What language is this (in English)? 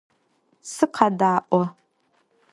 Adyghe